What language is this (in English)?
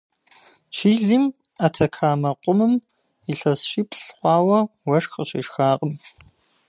Kabardian